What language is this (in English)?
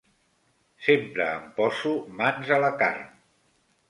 Catalan